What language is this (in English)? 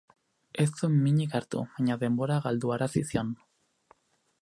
Basque